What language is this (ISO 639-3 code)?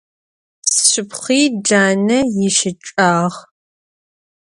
ady